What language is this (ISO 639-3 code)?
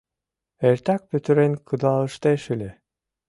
chm